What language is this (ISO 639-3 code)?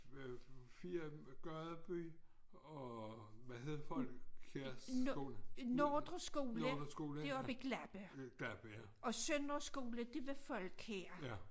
dan